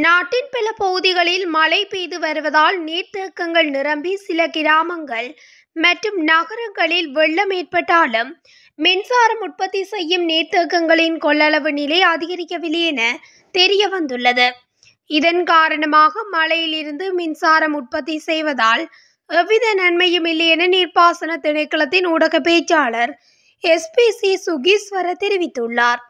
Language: Tamil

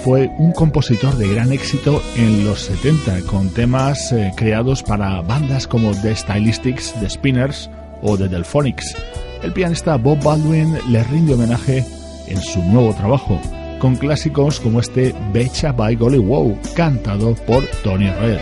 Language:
Spanish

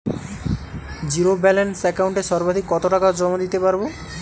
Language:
Bangla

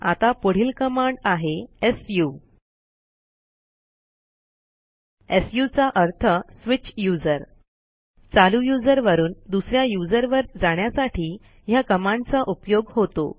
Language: Marathi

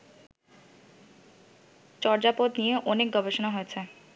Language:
Bangla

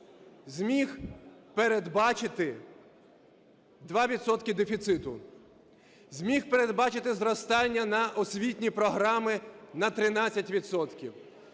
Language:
Ukrainian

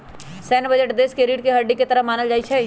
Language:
Magahi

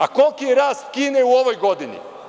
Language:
Serbian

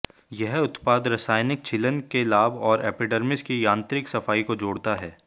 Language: Hindi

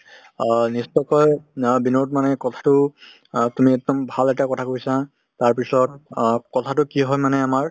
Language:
Assamese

